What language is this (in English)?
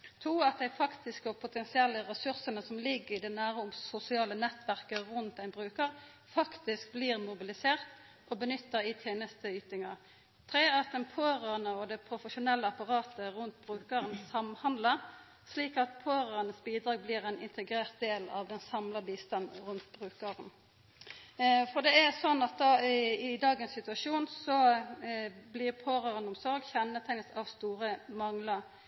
Norwegian Nynorsk